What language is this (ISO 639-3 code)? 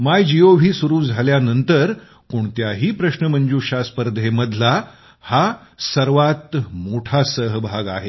mar